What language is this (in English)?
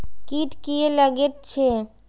Maithili